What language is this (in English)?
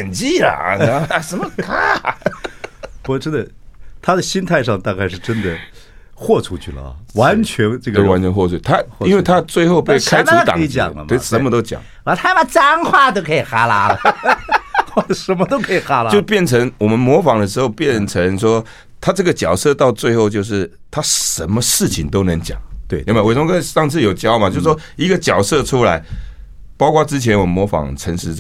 Chinese